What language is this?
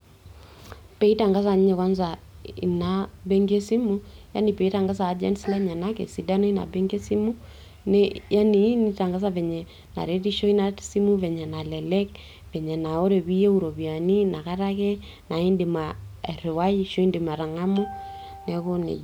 Masai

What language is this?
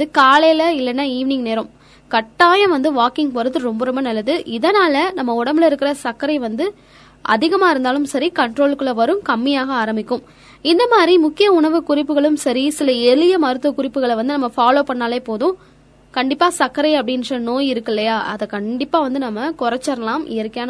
Tamil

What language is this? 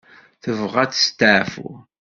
Kabyle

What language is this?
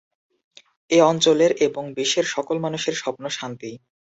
Bangla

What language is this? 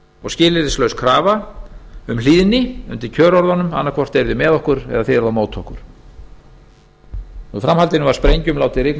Icelandic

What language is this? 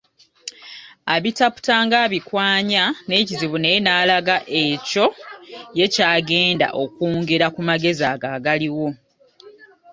Ganda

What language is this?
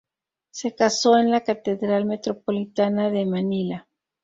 Spanish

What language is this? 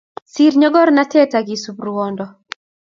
Kalenjin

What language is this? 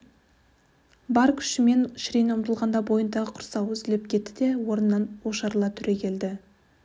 Kazakh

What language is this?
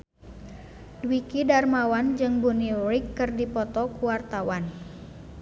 Sundanese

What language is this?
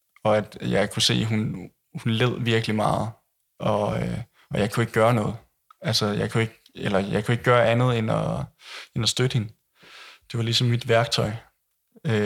Danish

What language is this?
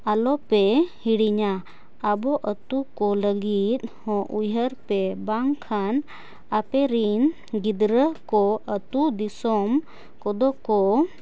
Santali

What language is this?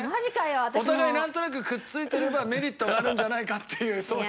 Japanese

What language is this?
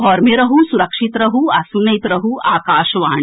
Maithili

